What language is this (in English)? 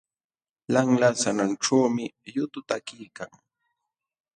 Jauja Wanca Quechua